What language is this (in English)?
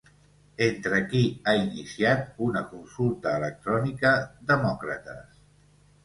Catalan